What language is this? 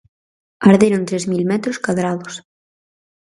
Galician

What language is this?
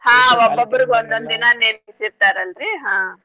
Kannada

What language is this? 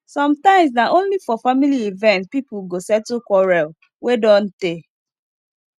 Nigerian Pidgin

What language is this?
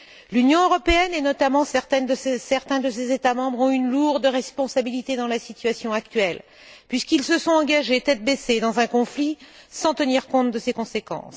French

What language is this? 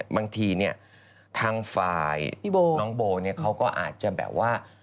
Thai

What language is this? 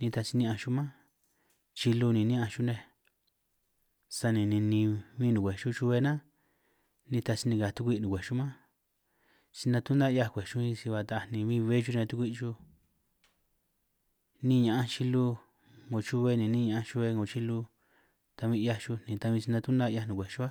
San Martín Itunyoso Triqui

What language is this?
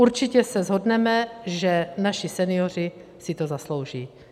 Czech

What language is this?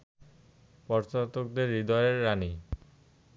Bangla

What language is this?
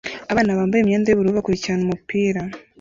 Kinyarwanda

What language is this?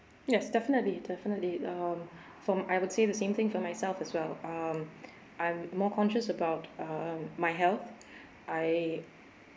English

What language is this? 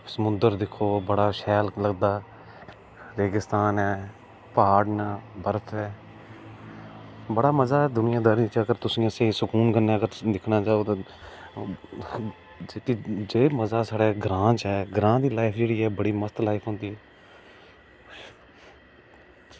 Dogri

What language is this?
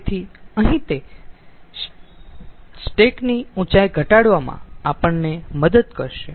Gujarati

